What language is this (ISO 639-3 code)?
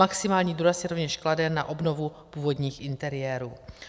ces